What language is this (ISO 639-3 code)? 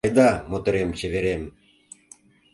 chm